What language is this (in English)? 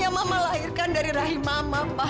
Indonesian